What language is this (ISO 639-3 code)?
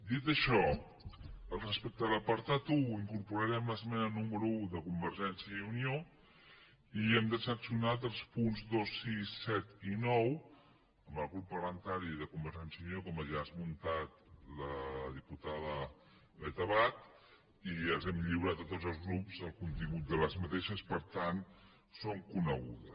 cat